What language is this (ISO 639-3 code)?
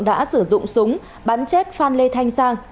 vie